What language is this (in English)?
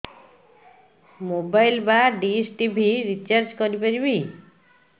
Odia